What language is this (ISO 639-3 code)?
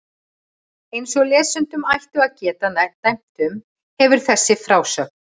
isl